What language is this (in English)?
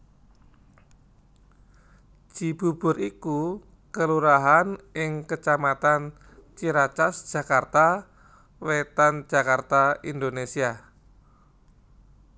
Javanese